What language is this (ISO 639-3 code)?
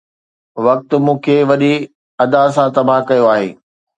snd